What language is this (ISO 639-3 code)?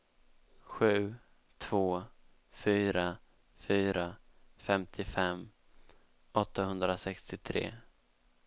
swe